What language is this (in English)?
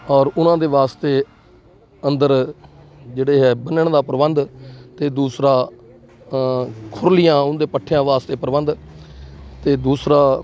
Punjabi